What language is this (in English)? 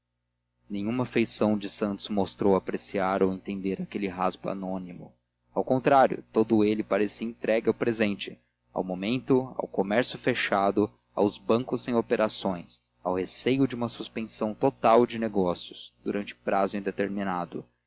Portuguese